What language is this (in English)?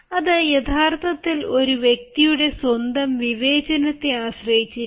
Malayalam